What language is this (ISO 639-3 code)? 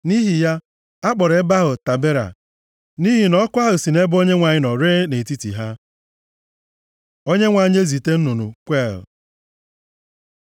ibo